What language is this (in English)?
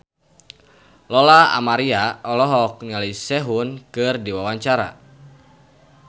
Sundanese